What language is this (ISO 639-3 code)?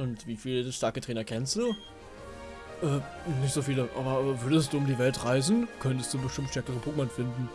deu